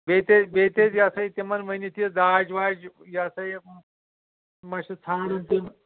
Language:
Kashmiri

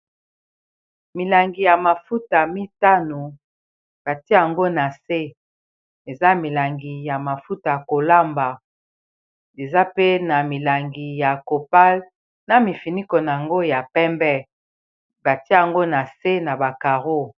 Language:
Lingala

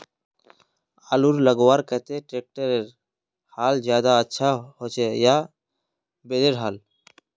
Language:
Magahi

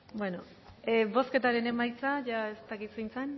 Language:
Basque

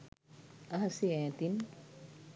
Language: Sinhala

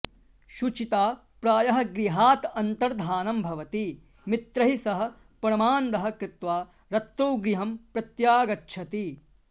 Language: Sanskrit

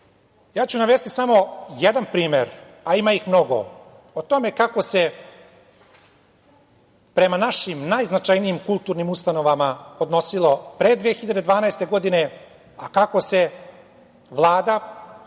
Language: Serbian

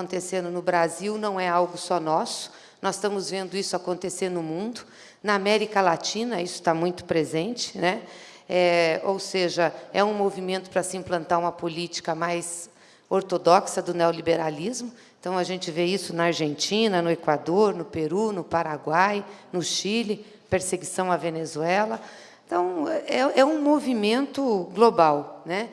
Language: Portuguese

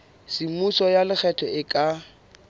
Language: Southern Sotho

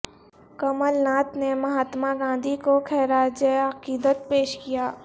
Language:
Urdu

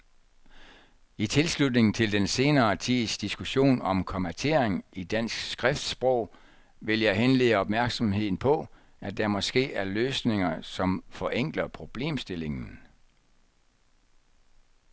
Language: Danish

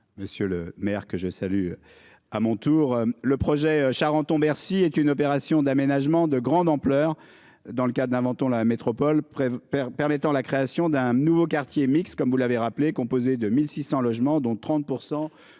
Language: French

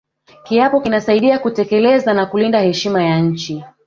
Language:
Swahili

